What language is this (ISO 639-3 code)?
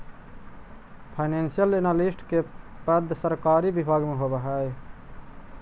mag